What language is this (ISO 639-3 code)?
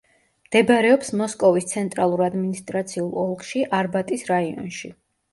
kat